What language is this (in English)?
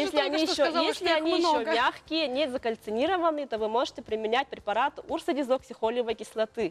Russian